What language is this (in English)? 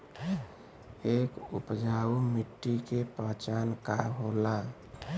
Bhojpuri